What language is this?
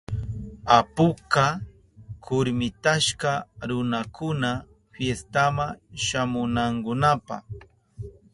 Southern Pastaza Quechua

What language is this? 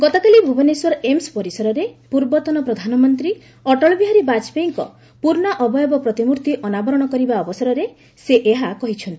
Odia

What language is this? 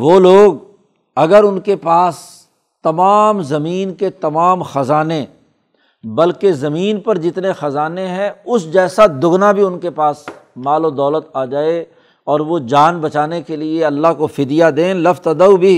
Urdu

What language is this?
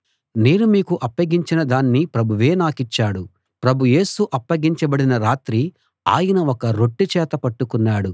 Telugu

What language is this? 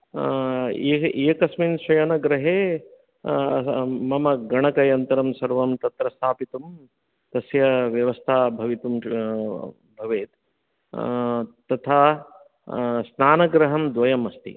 Sanskrit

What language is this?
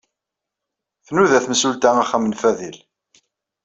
Kabyle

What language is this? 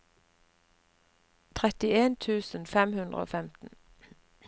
Norwegian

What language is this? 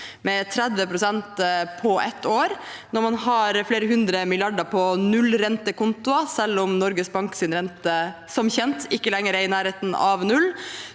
Norwegian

